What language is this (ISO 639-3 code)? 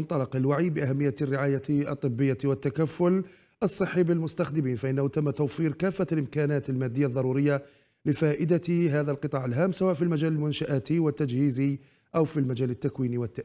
ara